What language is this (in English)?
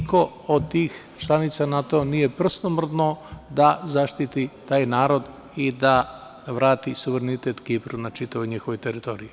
Serbian